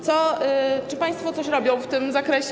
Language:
Polish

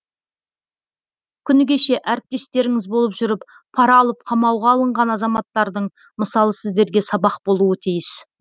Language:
Kazakh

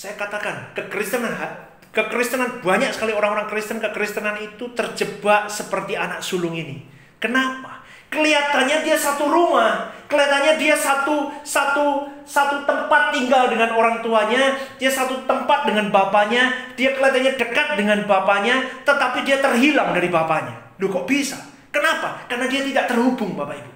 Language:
Indonesian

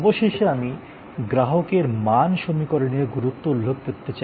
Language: Bangla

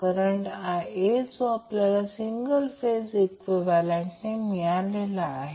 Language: Marathi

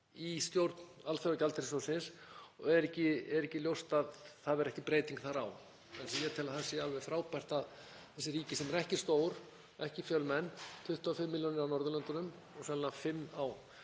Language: Icelandic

